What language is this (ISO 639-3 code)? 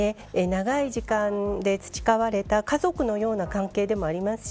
jpn